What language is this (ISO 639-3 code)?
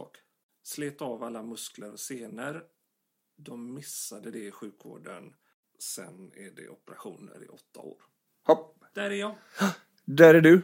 swe